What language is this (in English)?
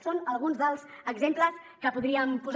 Catalan